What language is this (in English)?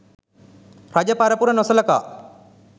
Sinhala